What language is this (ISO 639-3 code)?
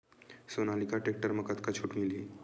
hne